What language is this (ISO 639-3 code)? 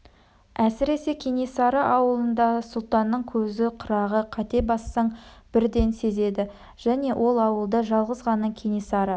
kaz